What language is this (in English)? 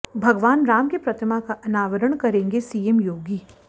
Hindi